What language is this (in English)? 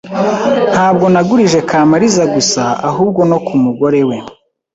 Kinyarwanda